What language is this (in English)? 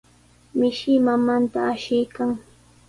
Sihuas Ancash Quechua